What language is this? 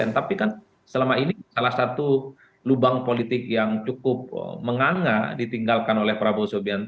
Indonesian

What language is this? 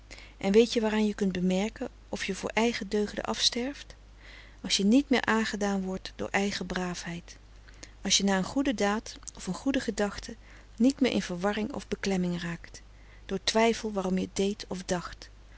Dutch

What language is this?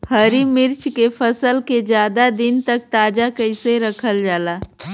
Bhojpuri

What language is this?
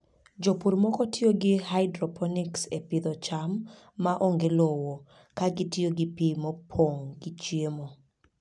Luo (Kenya and Tanzania)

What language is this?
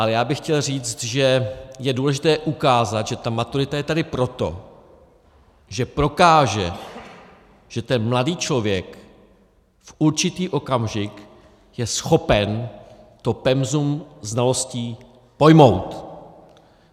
Czech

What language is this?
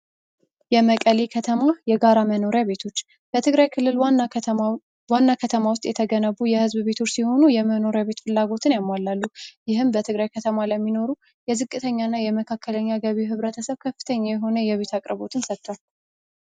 Amharic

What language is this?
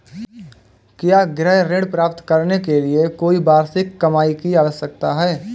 Hindi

